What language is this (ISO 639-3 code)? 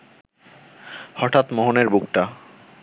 ben